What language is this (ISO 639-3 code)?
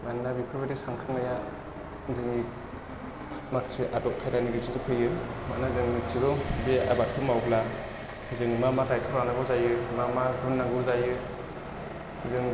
brx